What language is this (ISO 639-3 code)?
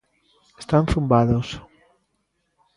glg